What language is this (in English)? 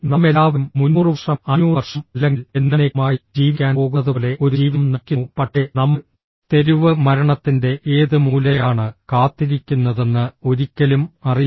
Malayalam